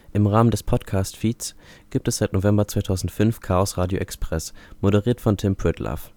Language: German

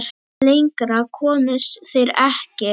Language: Icelandic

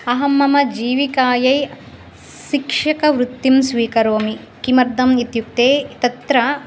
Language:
Sanskrit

